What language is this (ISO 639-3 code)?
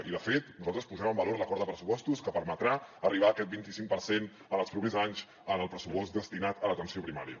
cat